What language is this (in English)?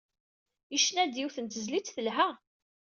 Kabyle